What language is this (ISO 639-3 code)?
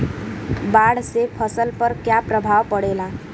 bho